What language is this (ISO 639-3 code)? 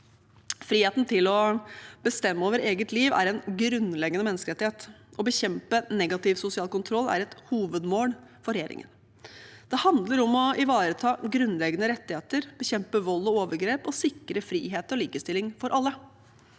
nor